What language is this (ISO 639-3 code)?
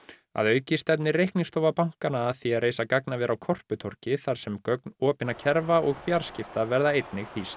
isl